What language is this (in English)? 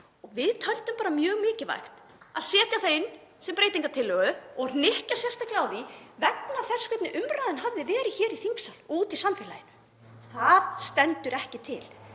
Icelandic